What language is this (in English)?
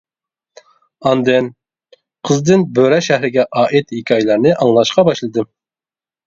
Uyghur